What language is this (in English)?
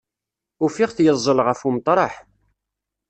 Kabyle